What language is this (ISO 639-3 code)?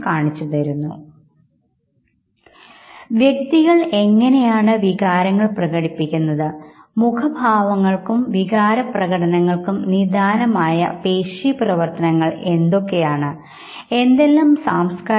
mal